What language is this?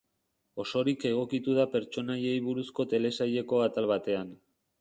Basque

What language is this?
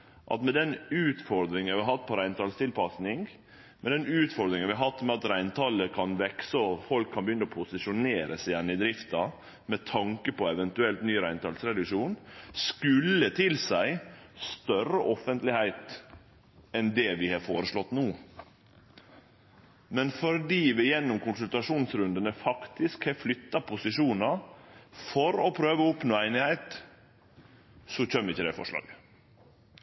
Norwegian Nynorsk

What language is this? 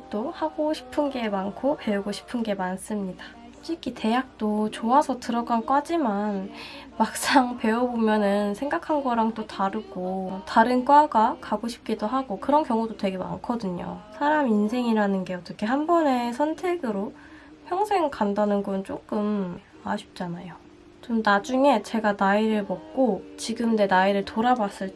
Korean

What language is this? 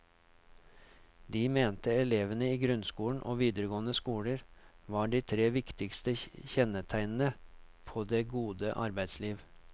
Norwegian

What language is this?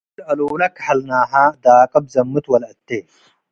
Tigre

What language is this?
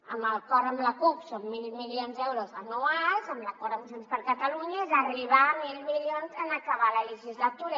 Catalan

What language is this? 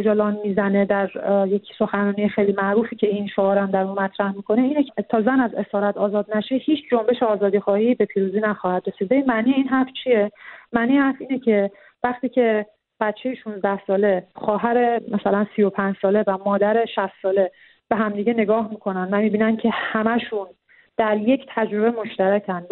Persian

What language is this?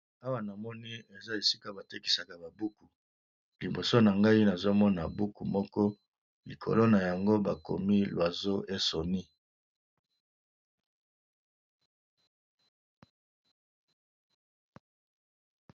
Lingala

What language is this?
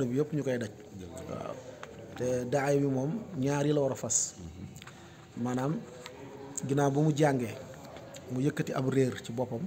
Arabic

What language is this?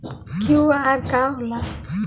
Bhojpuri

